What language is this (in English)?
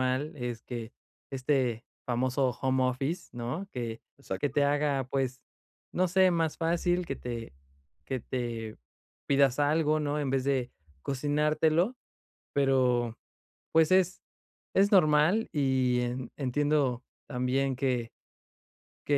Spanish